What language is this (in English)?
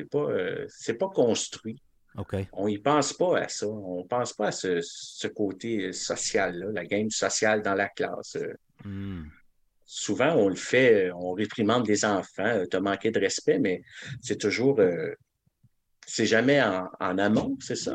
French